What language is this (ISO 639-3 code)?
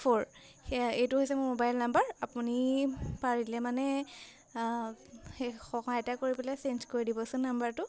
asm